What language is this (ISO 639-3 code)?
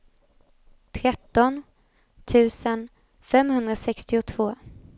swe